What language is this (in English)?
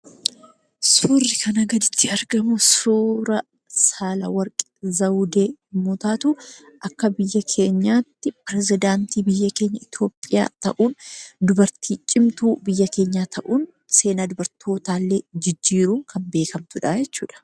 Oromo